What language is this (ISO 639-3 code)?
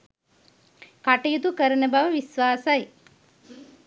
sin